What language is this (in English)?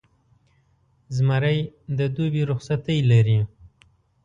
Pashto